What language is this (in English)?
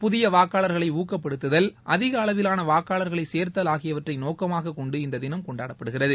Tamil